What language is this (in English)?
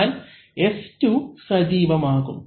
Malayalam